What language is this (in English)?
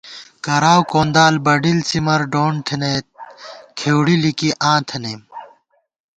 Gawar-Bati